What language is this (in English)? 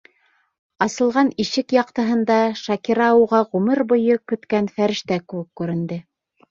Bashkir